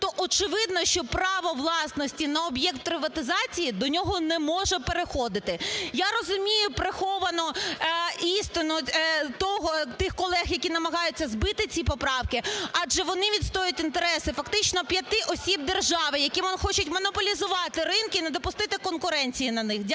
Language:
Ukrainian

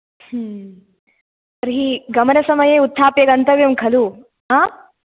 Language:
Sanskrit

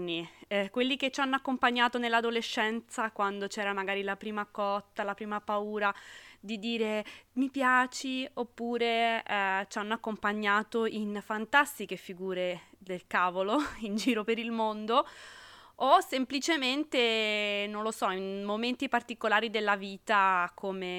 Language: Italian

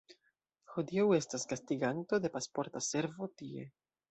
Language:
Esperanto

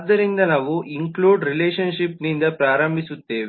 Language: Kannada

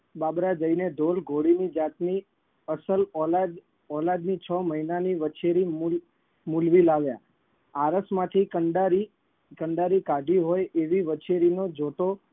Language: Gujarati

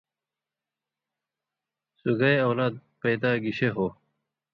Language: Indus Kohistani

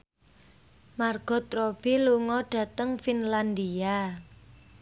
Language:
Javanese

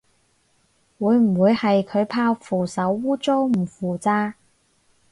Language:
Cantonese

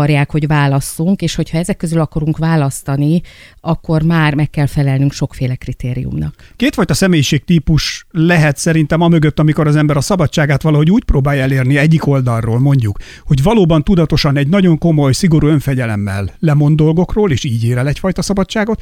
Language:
Hungarian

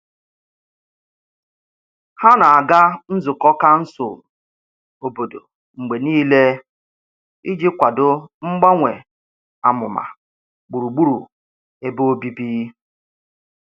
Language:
Igbo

